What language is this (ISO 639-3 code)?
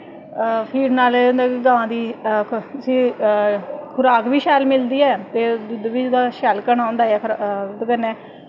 doi